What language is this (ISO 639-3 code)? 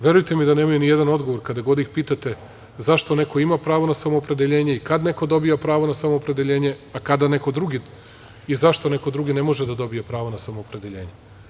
srp